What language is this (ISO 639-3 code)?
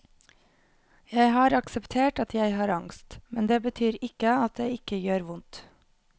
nor